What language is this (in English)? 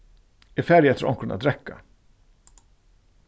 Faroese